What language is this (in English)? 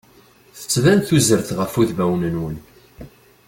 Kabyle